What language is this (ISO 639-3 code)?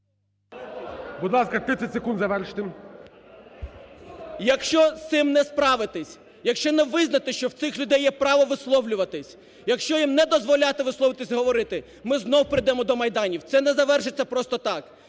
ukr